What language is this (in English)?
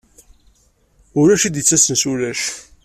Kabyle